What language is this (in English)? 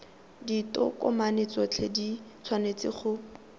Tswana